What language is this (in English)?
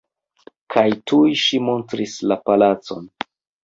Esperanto